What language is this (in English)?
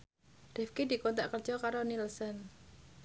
Javanese